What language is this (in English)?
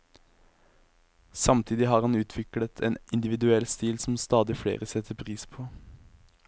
Norwegian